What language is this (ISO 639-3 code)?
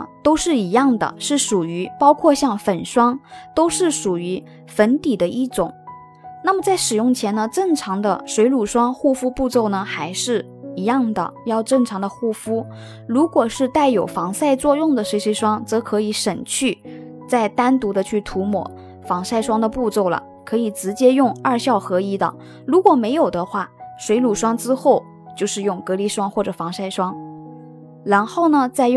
zho